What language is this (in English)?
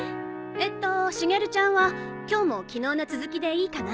Japanese